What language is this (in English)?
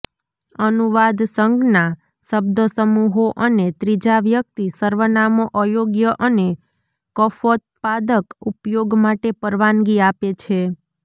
Gujarati